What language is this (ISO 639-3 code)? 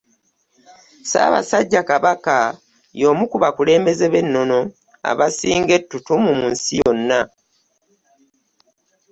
lug